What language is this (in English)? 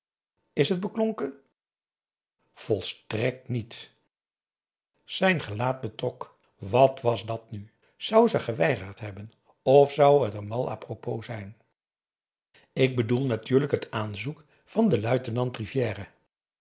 Dutch